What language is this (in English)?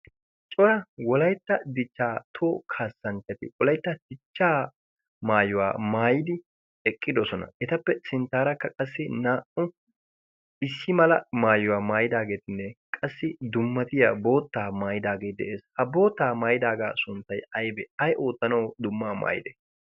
Wolaytta